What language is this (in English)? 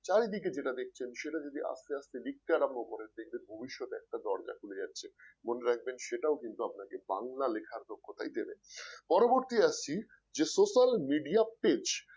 Bangla